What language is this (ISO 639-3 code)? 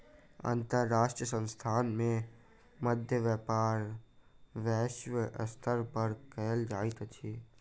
mai